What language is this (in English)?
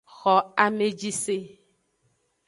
Aja (Benin)